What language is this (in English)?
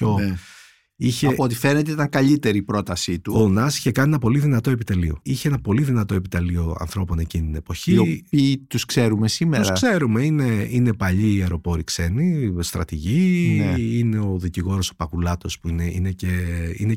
Greek